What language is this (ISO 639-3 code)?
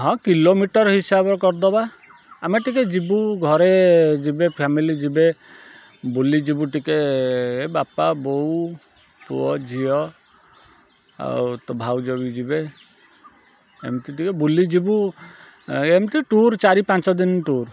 ori